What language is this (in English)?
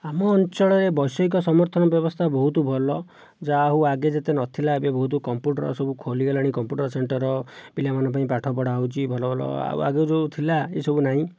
Odia